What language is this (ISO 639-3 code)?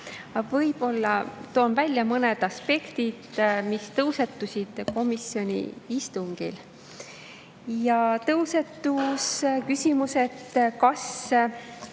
est